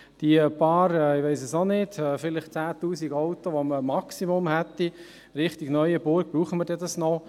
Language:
Swiss German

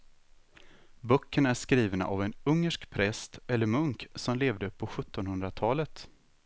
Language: Swedish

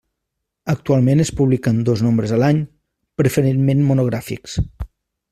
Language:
Catalan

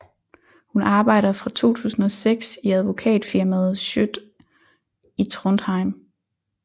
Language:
Danish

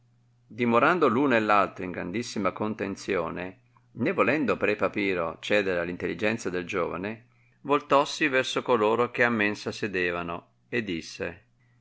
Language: Italian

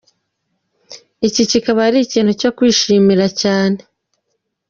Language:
Kinyarwanda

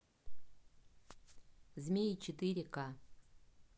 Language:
Russian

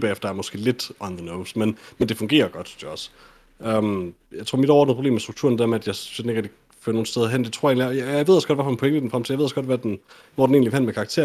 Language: Danish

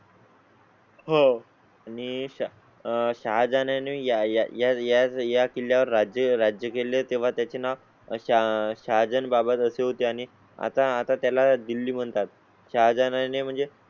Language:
Marathi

